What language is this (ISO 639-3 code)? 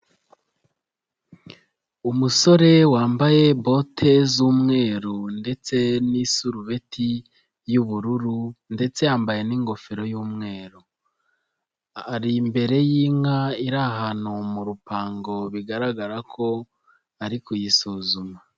kin